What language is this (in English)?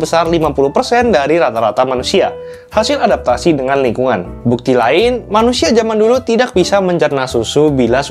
Indonesian